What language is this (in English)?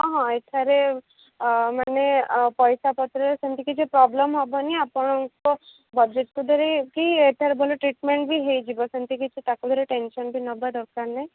Odia